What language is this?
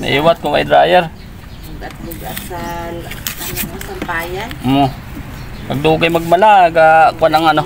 Filipino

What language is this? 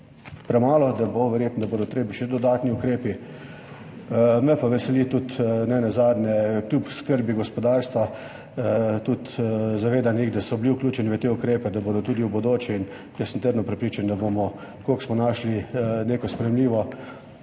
Slovenian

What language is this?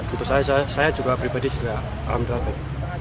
Indonesian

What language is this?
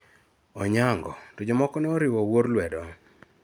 Luo (Kenya and Tanzania)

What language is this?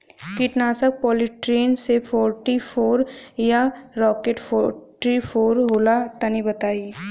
Bhojpuri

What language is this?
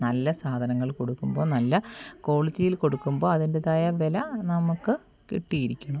Malayalam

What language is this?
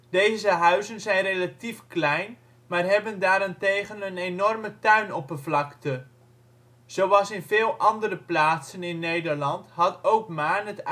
Dutch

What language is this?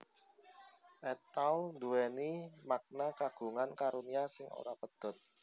Javanese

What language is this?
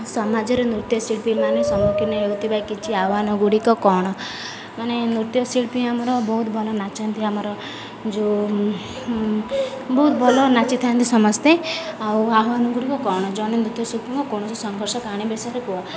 Odia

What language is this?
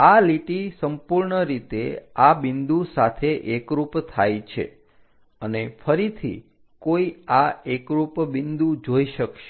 Gujarati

